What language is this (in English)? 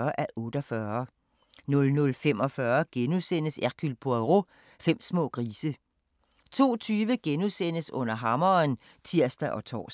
Danish